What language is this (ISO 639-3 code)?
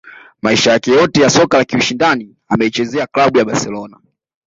swa